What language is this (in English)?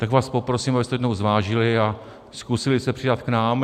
Czech